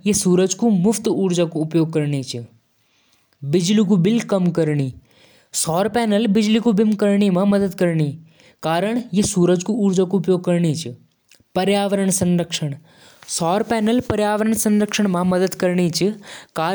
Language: Jaunsari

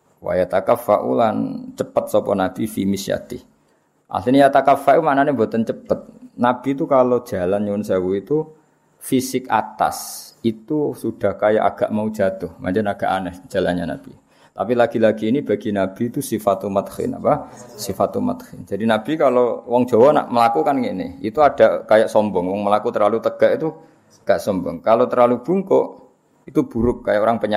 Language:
Malay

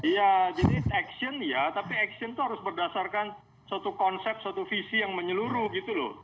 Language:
Indonesian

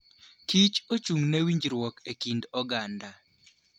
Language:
Luo (Kenya and Tanzania)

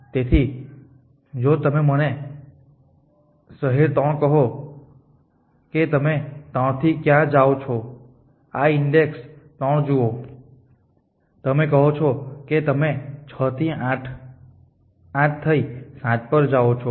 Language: Gujarati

